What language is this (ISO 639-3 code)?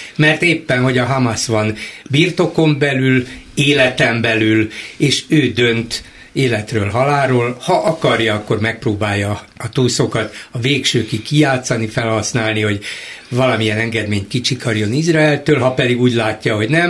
hun